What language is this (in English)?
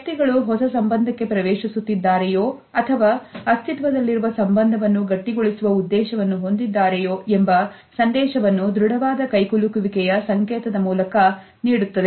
Kannada